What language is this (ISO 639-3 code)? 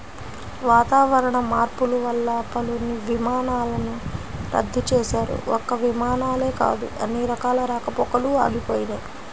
tel